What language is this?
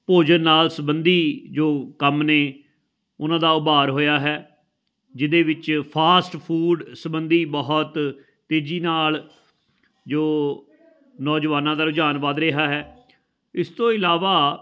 Punjabi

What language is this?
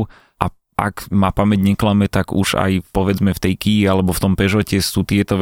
Slovak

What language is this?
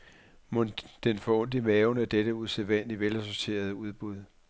Danish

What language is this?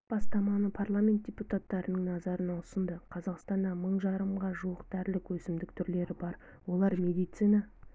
Kazakh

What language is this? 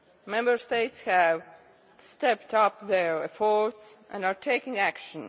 English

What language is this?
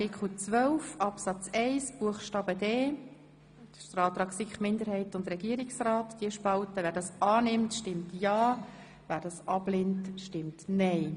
Swiss German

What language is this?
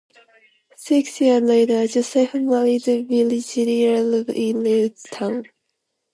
English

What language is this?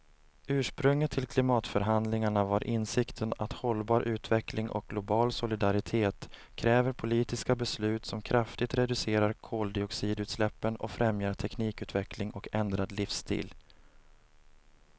Swedish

